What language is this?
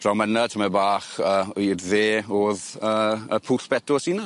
Welsh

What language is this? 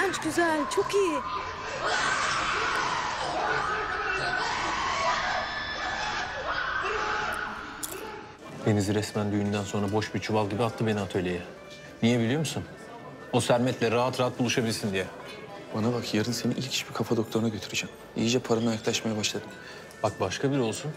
Turkish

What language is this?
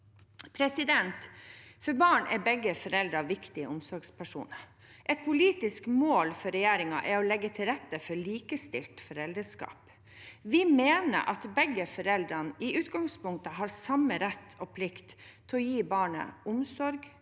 Norwegian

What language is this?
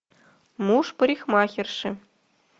Russian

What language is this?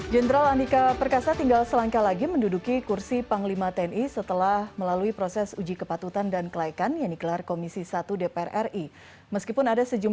Indonesian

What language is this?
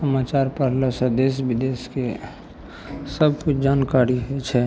Maithili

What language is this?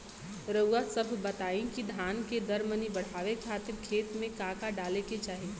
Bhojpuri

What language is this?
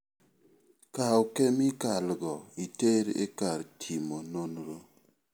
Luo (Kenya and Tanzania)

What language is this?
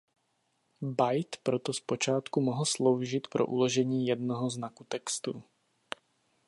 Czech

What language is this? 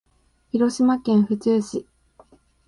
Japanese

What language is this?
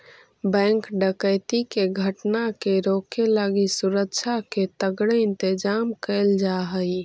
Magahi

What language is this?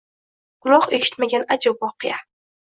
Uzbek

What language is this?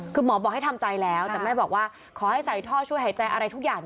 Thai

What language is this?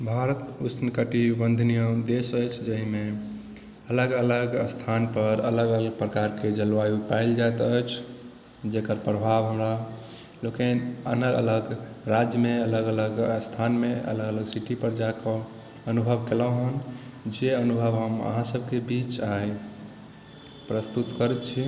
Maithili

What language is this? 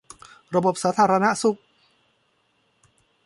Thai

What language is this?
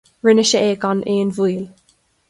Irish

